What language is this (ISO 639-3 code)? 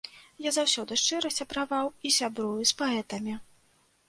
bel